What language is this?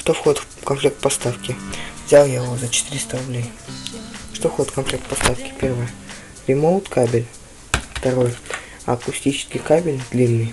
Russian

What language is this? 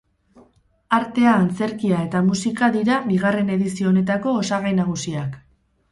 Basque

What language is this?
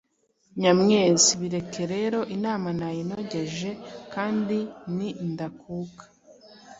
Kinyarwanda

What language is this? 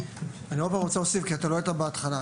Hebrew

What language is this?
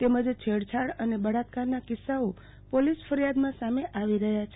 Gujarati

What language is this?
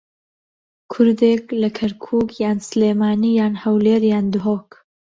Central Kurdish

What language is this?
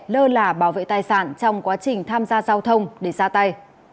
Vietnamese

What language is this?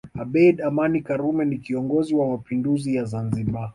Swahili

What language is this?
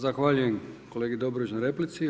Croatian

